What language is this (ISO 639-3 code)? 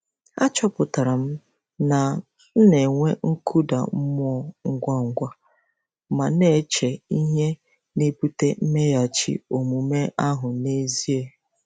ibo